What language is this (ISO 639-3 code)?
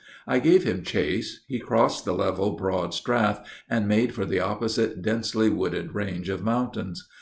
eng